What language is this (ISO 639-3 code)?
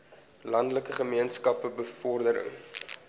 afr